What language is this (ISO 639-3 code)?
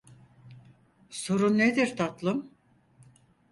tur